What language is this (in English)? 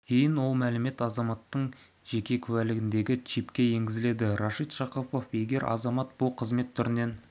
Kazakh